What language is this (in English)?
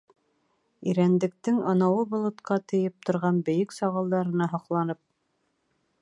Bashkir